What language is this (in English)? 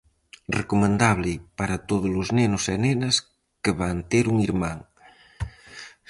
Galician